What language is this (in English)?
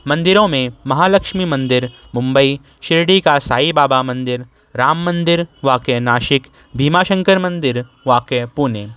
Urdu